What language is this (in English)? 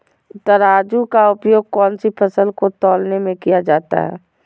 Magahi